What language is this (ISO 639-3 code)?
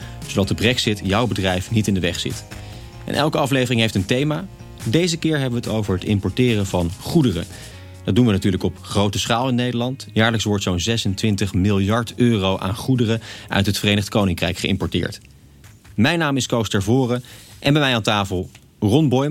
nld